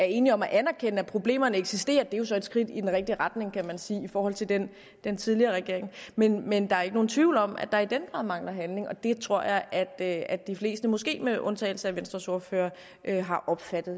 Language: Danish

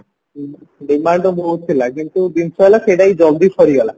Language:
Odia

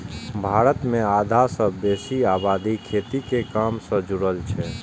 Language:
Maithili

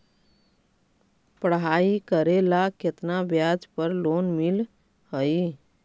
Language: Magahi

